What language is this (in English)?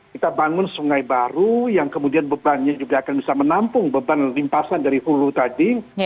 Indonesian